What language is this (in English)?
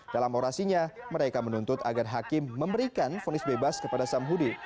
Indonesian